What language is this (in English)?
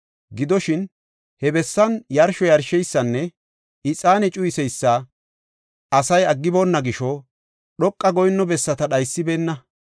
Gofa